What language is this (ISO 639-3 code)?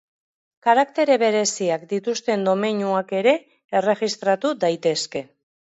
eus